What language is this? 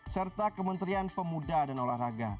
Indonesian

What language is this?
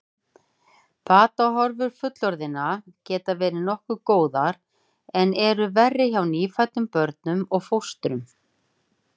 Icelandic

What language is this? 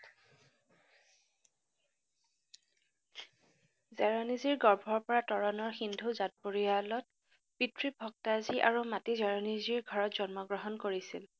Assamese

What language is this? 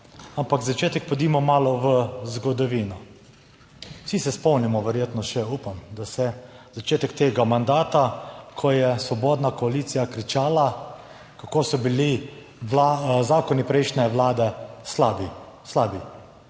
Slovenian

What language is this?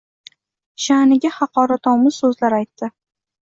Uzbek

